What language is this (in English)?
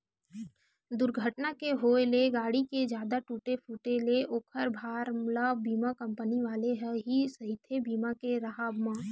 Chhattisgarhi